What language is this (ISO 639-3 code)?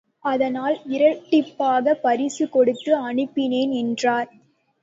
tam